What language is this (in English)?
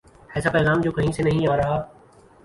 Urdu